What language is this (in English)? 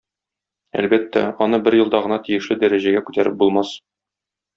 Tatar